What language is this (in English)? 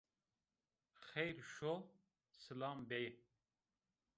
Zaza